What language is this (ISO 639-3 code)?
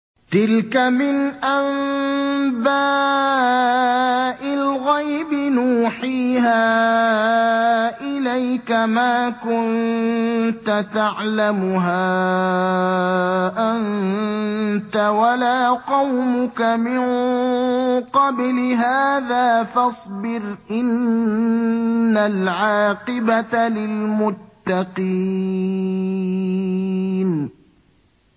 ara